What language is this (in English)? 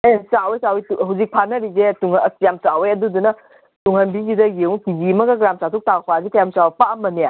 Manipuri